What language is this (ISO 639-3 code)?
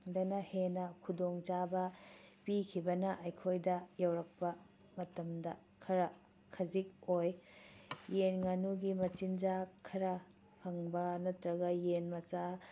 mni